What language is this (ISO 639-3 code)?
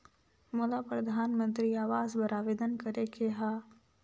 hne